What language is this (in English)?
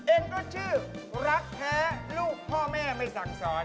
Thai